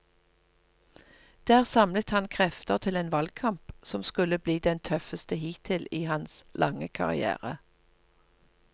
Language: Norwegian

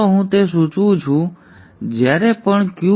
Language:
Gujarati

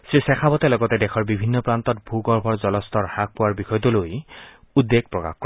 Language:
Assamese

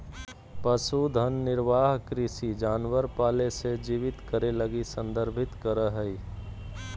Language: Magahi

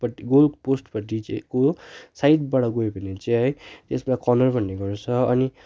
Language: Nepali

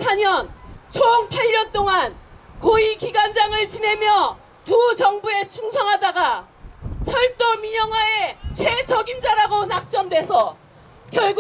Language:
Korean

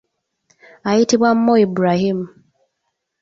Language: Ganda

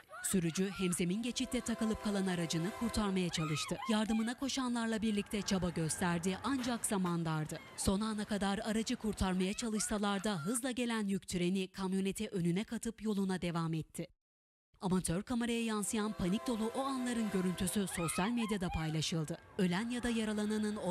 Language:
Turkish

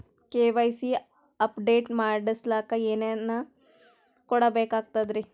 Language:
Kannada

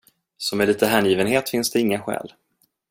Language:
Swedish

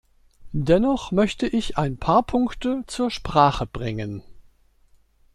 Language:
German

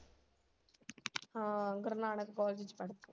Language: Punjabi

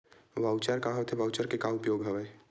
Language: Chhattisgarhi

